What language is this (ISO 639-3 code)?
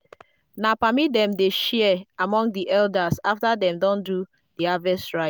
pcm